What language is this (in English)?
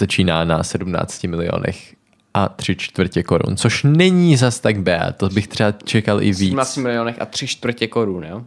Czech